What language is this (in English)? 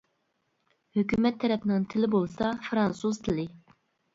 Uyghur